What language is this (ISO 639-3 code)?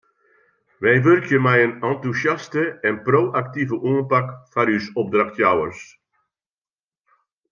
fry